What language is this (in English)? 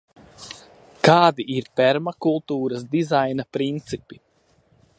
Latvian